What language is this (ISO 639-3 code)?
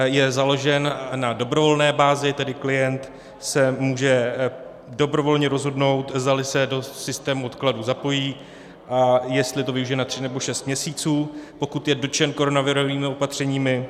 ces